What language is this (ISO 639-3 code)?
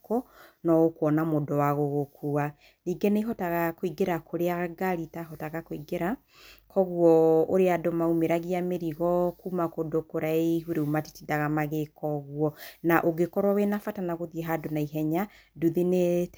kik